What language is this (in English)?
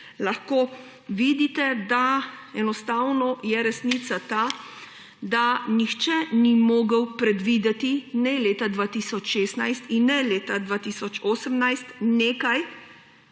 Slovenian